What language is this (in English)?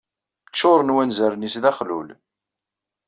Kabyle